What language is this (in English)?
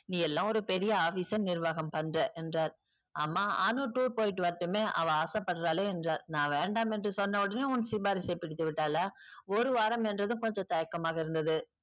Tamil